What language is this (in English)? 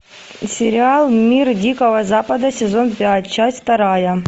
Russian